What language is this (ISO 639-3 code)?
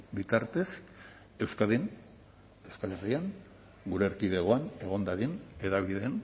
eus